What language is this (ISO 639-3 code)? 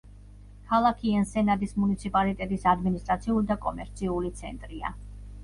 kat